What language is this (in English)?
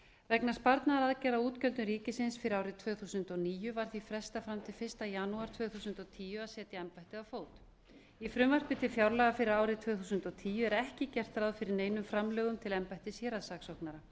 Icelandic